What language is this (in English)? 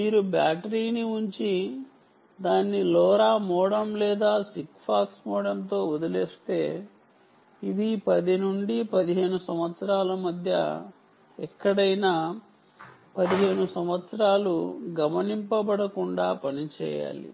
Telugu